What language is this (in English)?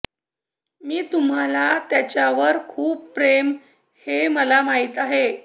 Marathi